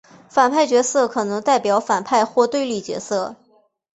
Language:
Chinese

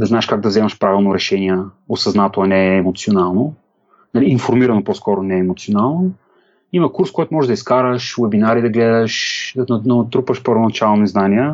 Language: Bulgarian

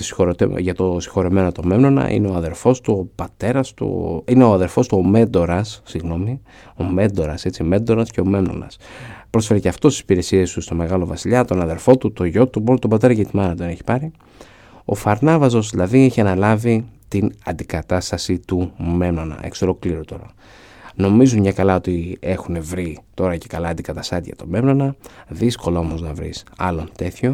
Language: Greek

